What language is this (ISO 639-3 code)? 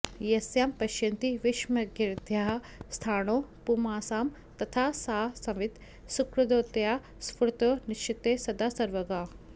san